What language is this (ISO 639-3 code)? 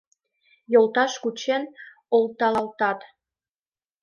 chm